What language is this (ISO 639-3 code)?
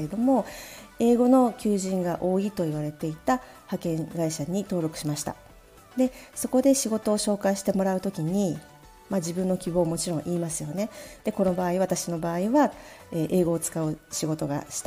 jpn